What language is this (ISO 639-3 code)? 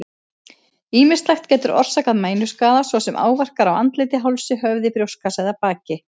isl